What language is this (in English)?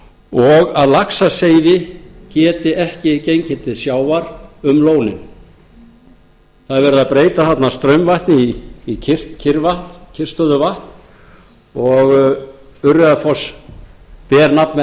Icelandic